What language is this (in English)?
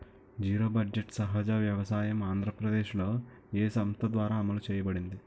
Telugu